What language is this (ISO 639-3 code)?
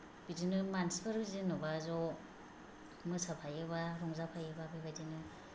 brx